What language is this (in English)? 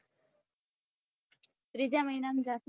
Gujarati